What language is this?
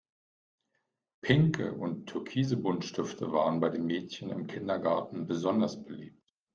German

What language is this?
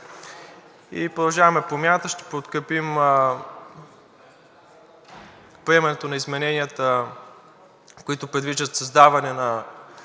Bulgarian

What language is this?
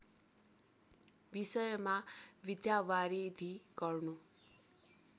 Nepali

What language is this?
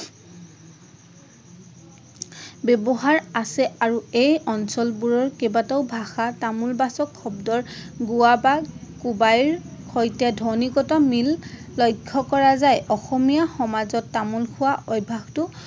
Assamese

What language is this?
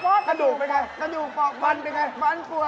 Thai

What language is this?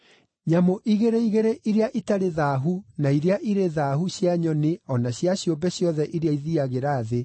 Kikuyu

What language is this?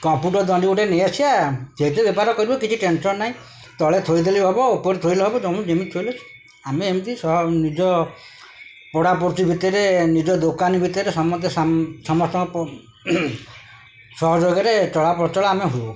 Odia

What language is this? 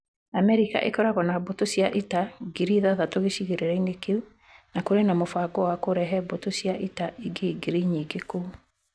Kikuyu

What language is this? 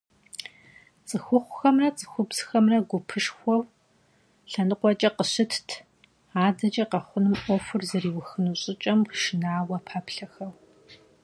Kabardian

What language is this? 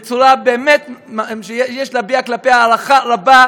Hebrew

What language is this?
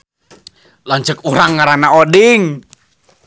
Sundanese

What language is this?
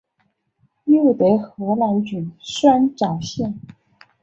Chinese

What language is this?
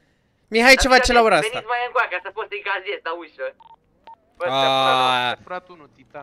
Romanian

